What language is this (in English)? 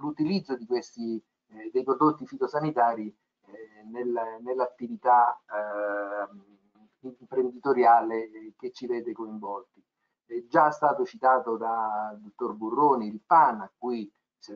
Italian